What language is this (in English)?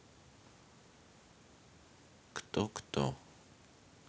Russian